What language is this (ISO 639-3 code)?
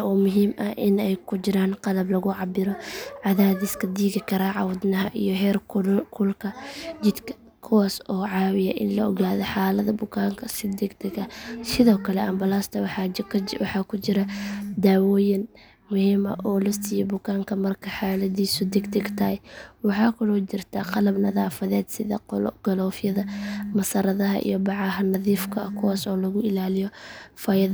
som